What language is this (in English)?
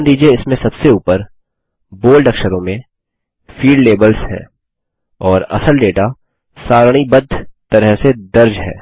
Hindi